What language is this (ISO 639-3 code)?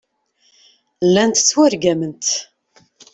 kab